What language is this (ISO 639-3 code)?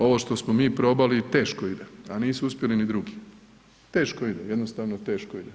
hrv